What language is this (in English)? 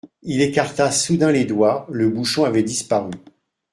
French